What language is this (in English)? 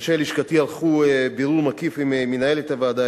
Hebrew